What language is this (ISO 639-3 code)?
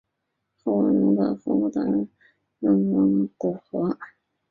zho